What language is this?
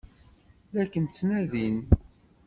Kabyle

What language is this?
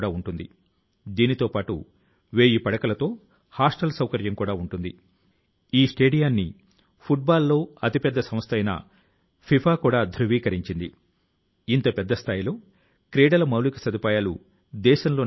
Telugu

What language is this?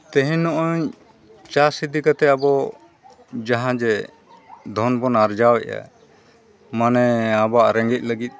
Santali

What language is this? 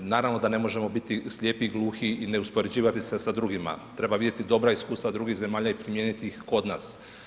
Croatian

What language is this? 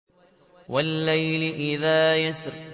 Arabic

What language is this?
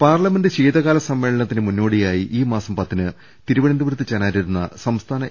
Malayalam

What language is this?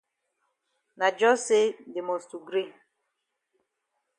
Cameroon Pidgin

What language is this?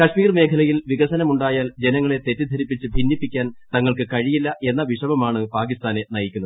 Malayalam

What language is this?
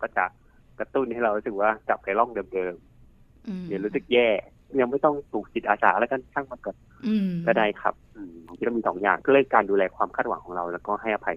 Thai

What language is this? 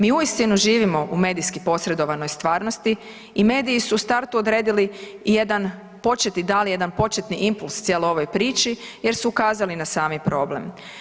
Croatian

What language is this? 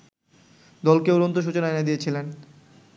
Bangla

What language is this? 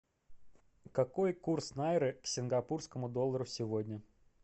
Russian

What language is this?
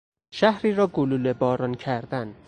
Persian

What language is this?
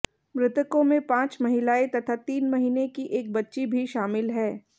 Hindi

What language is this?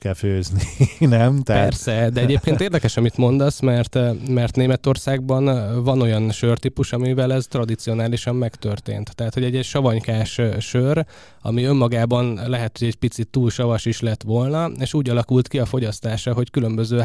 Hungarian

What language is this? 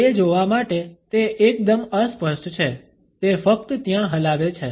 Gujarati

